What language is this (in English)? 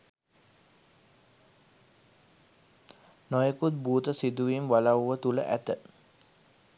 Sinhala